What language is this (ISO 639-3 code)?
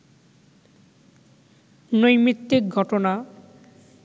ben